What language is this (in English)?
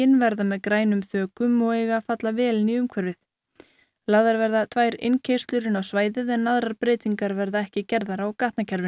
Icelandic